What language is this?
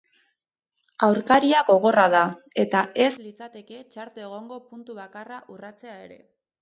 Basque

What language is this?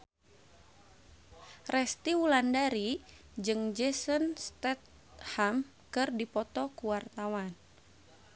Sundanese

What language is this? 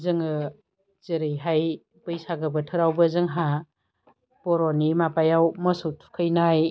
Bodo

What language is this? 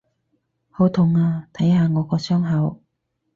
Cantonese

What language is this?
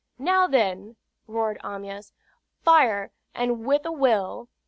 English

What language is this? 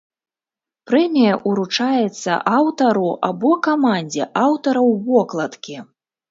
Belarusian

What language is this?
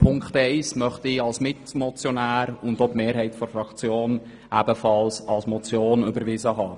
Swiss German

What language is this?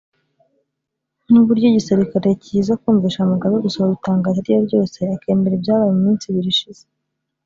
Kinyarwanda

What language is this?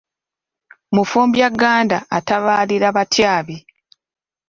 Ganda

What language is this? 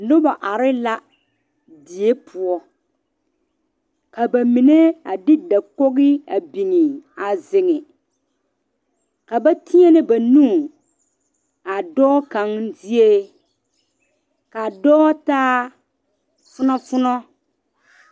Southern Dagaare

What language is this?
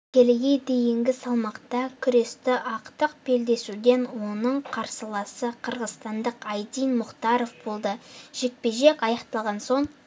Kazakh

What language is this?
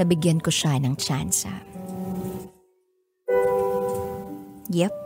Filipino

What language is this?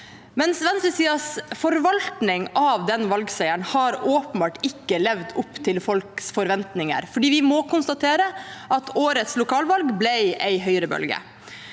Norwegian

